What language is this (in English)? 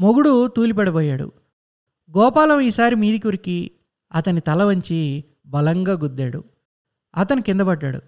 Telugu